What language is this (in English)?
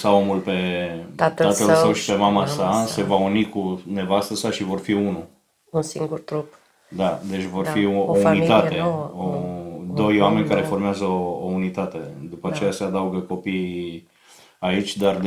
Romanian